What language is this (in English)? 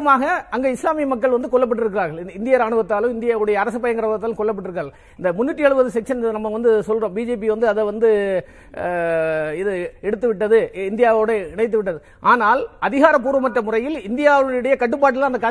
Tamil